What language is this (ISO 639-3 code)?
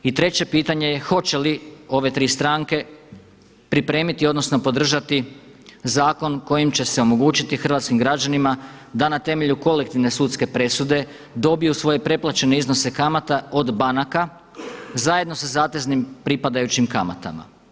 hrv